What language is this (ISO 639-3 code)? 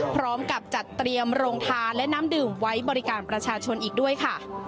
tha